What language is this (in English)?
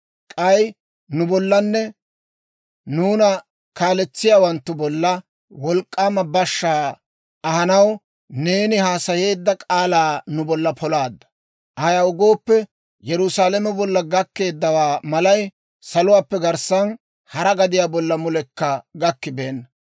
Dawro